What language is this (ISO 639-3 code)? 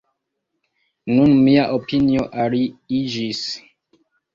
epo